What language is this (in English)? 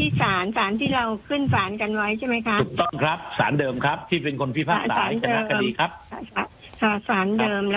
Thai